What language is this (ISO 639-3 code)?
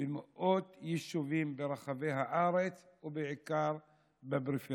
heb